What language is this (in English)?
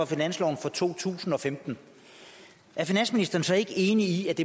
Danish